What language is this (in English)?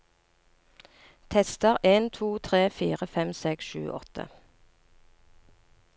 Norwegian